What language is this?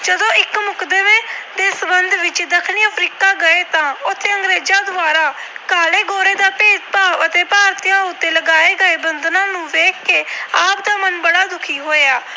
Punjabi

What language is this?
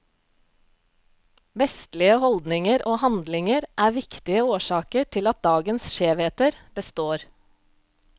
Norwegian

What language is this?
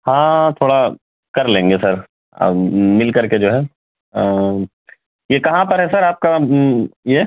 Urdu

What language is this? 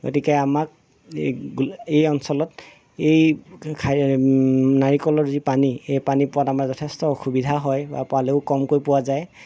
Assamese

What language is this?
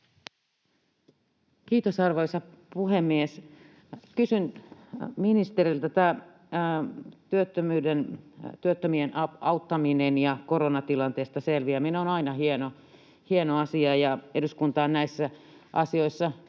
Finnish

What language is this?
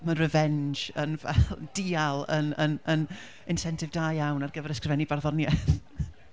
Welsh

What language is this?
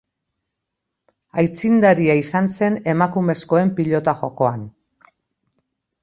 Basque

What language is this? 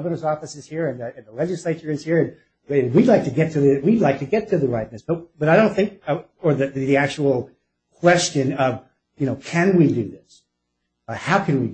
English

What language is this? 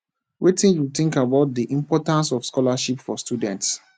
Nigerian Pidgin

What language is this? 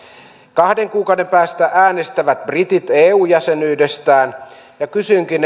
Finnish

